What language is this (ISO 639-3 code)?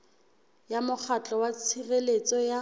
sot